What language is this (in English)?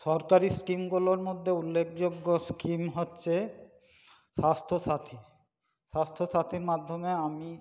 Bangla